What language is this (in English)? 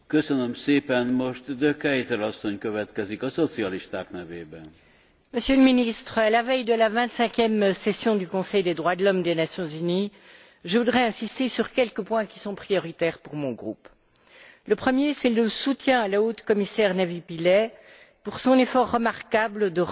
French